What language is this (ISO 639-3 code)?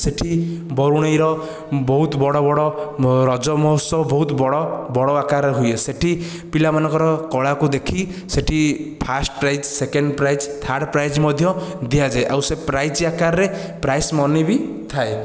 ori